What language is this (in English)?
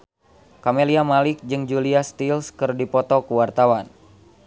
Sundanese